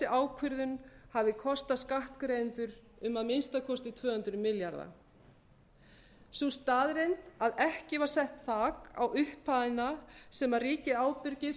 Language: Icelandic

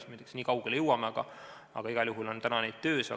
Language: Estonian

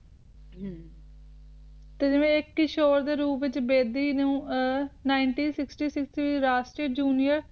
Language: Punjabi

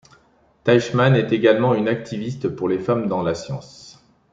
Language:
French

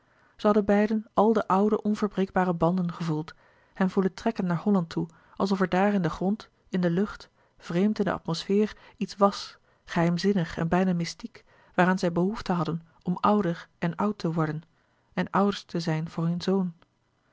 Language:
Dutch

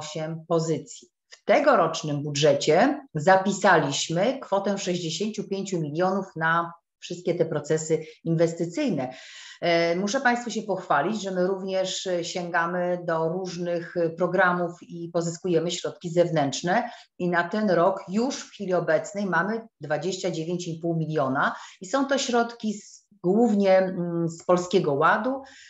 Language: Polish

